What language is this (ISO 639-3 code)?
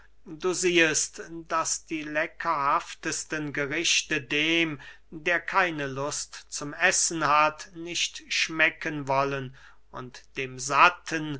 deu